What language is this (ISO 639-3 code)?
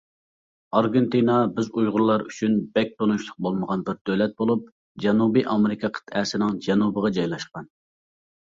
uig